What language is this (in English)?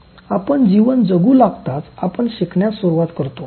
Marathi